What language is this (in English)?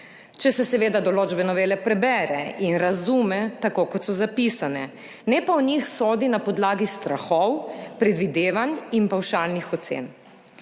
Slovenian